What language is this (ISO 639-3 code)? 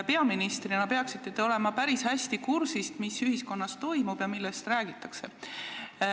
est